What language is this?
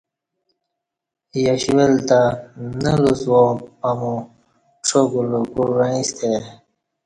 Kati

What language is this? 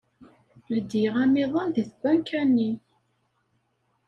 Kabyle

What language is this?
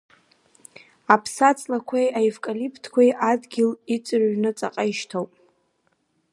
Abkhazian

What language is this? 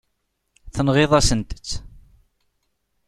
Kabyle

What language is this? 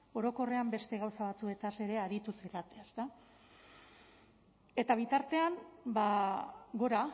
Basque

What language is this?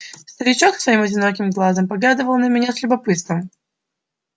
Russian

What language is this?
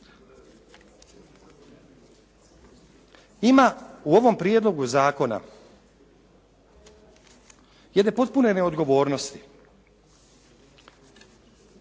Croatian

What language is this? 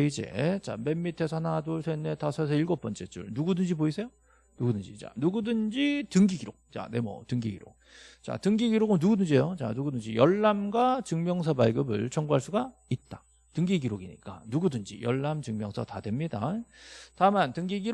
Korean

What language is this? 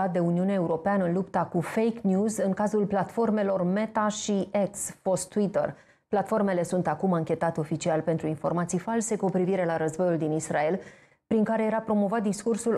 Romanian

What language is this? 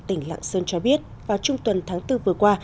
Vietnamese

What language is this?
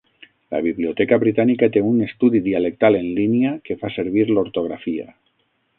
Catalan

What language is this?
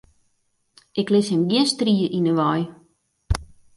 Western Frisian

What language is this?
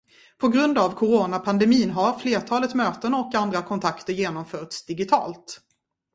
Swedish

